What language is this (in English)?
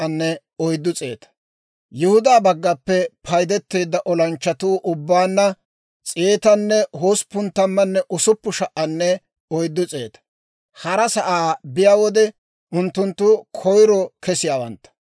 Dawro